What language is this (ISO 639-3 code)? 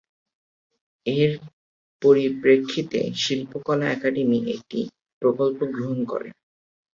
ben